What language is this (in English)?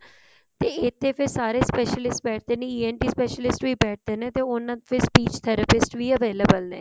Punjabi